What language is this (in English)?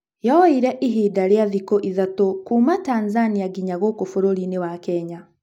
Kikuyu